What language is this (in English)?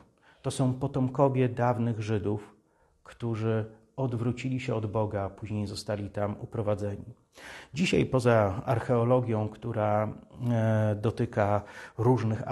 Polish